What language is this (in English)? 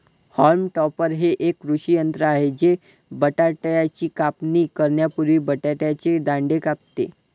Marathi